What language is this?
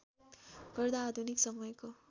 Nepali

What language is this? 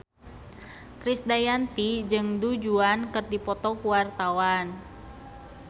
Sundanese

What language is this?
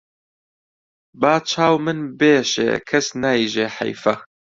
Central Kurdish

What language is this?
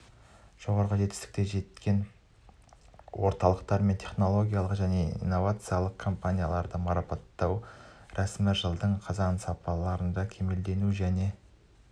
Kazakh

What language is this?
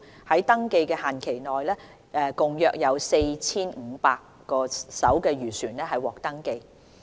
Cantonese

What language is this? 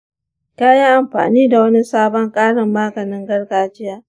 Hausa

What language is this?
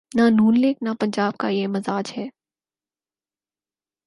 Urdu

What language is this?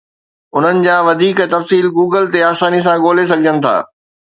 Sindhi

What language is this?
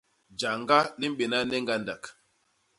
Basaa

